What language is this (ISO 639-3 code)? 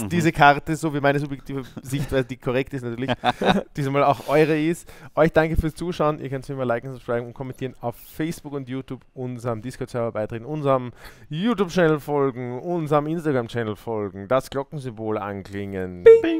deu